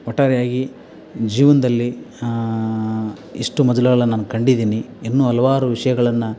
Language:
Kannada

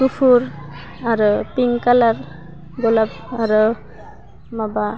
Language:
Bodo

